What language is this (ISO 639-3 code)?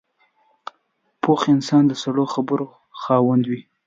pus